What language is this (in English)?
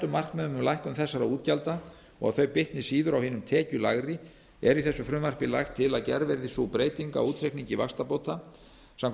Icelandic